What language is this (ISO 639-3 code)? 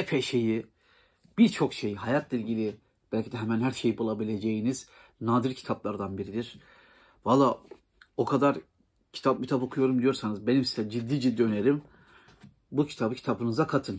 tur